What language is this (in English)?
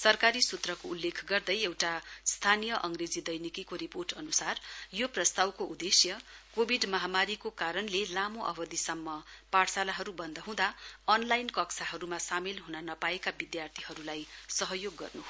Nepali